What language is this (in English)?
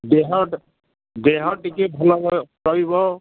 Odia